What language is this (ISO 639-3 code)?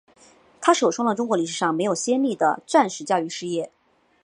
zho